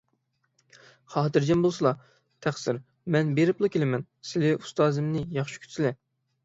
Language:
Uyghur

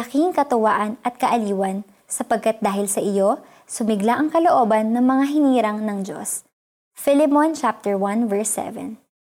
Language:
Filipino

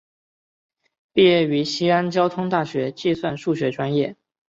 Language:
Chinese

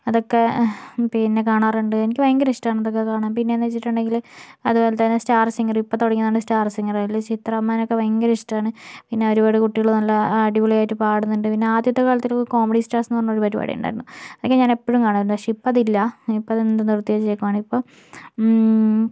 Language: Malayalam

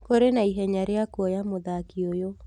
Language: Kikuyu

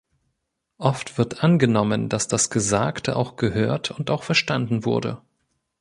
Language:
German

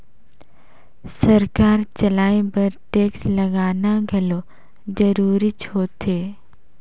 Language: Chhattisgarhi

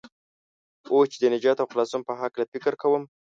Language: Pashto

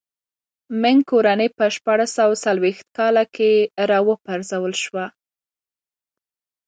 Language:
Pashto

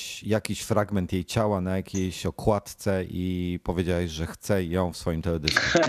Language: Polish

